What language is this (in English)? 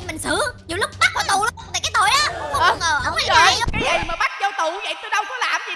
Vietnamese